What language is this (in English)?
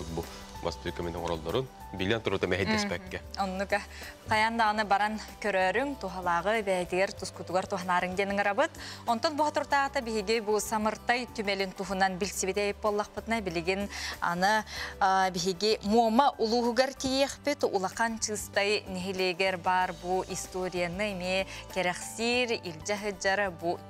Turkish